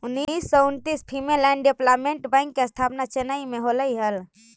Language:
Magahi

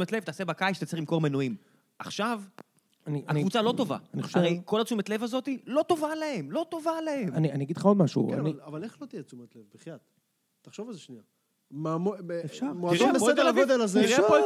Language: Hebrew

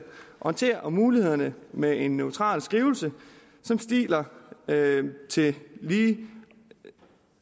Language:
Danish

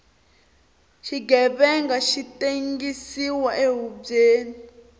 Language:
Tsonga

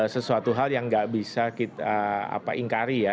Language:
Indonesian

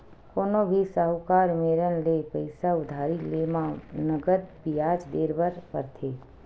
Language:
Chhattisgarhi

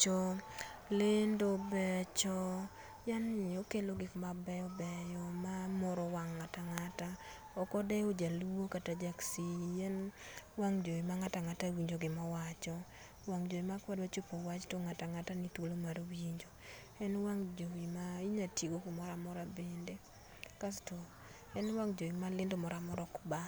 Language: Luo (Kenya and Tanzania)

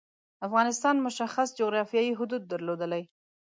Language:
Pashto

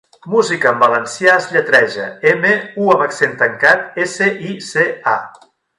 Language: Catalan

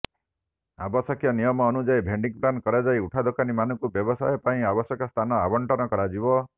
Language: Odia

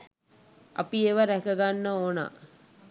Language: Sinhala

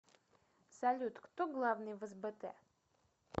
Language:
Russian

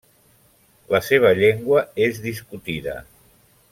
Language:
Catalan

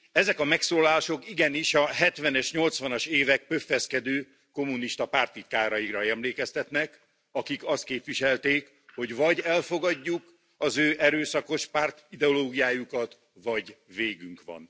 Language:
Hungarian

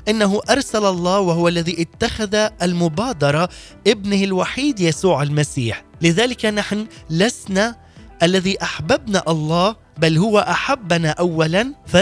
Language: Arabic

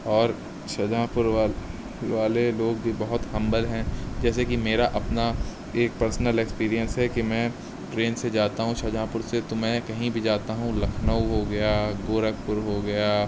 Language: Urdu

